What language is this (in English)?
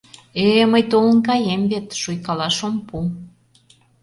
Mari